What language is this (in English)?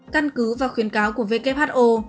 Vietnamese